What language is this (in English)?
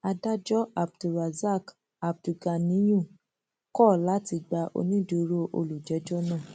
Yoruba